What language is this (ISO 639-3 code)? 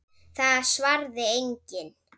isl